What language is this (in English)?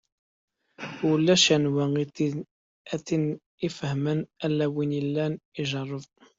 Kabyle